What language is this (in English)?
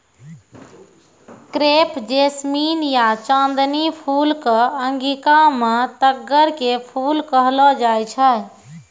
Maithili